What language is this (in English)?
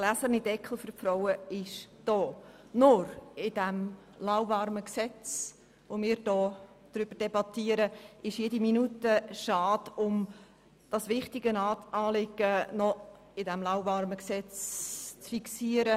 Swiss German